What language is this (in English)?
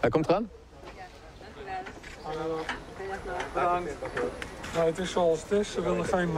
Dutch